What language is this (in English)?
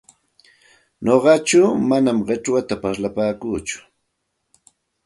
Santa Ana de Tusi Pasco Quechua